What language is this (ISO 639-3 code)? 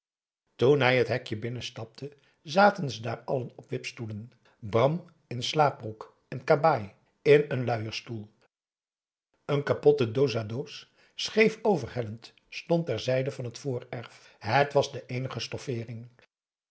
nld